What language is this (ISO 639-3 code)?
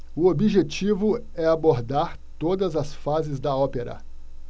por